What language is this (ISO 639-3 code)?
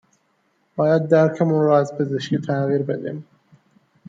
fas